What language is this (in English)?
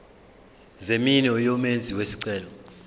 Zulu